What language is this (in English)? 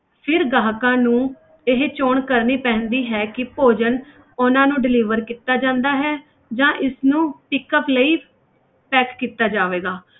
Punjabi